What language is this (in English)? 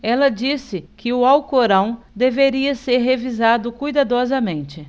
Portuguese